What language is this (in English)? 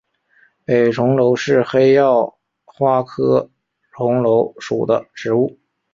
Chinese